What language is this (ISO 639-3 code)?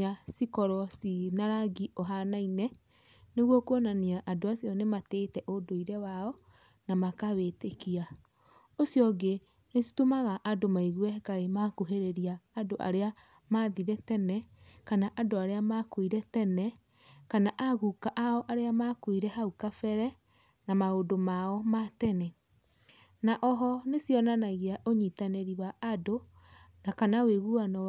kik